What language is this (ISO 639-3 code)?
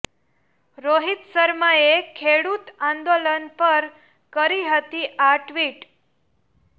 guj